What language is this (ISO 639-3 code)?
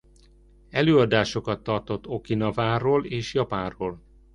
hun